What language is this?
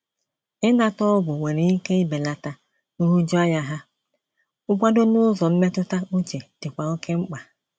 Igbo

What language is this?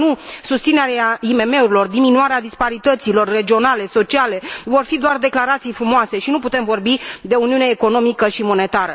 Romanian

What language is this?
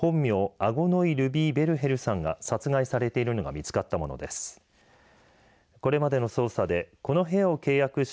Japanese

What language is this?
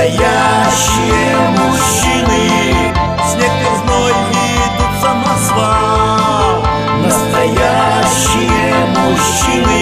Russian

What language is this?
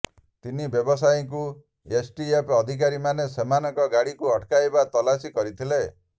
Odia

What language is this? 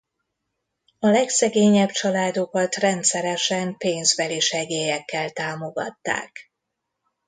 Hungarian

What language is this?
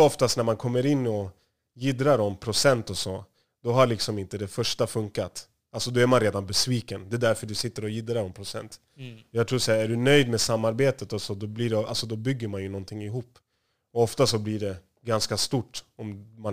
Swedish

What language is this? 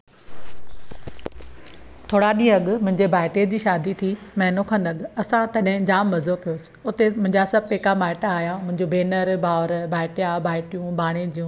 Sindhi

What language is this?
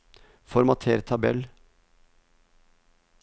Norwegian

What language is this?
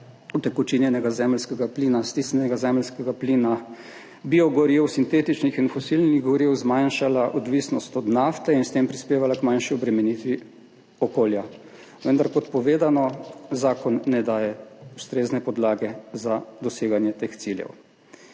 Slovenian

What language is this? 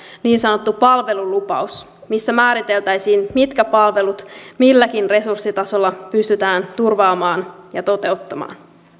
Finnish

